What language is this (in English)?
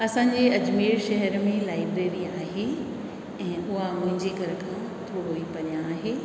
Sindhi